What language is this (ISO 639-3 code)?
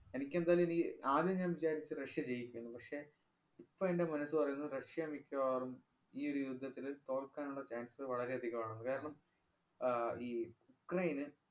mal